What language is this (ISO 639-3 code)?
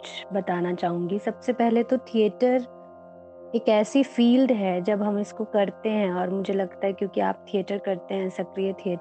hin